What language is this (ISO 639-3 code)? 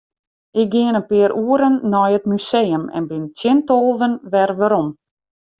fry